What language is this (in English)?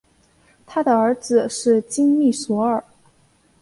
Chinese